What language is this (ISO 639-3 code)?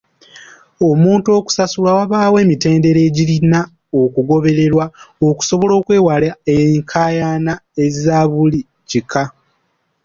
lug